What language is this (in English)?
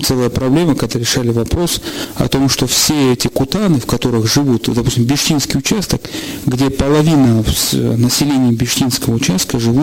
Russian